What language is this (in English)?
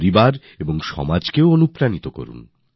Bangla